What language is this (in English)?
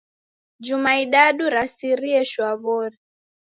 Taita